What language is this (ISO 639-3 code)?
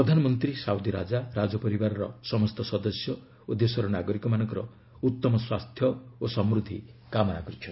ori